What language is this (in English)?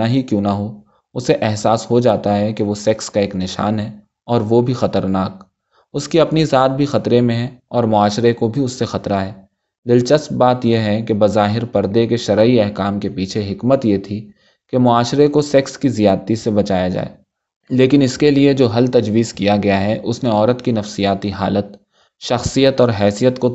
Urdu